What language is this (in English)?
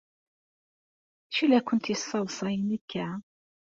Kabyle